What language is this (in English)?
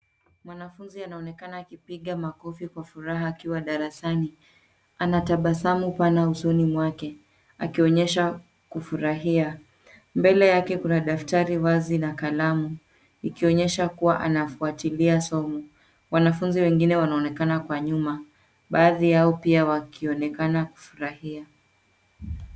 Swahili